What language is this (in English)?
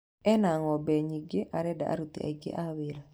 Kikuyu